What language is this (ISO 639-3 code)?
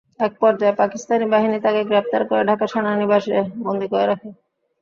ben